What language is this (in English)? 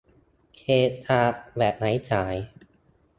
Thai